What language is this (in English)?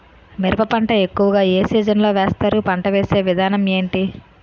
Telugu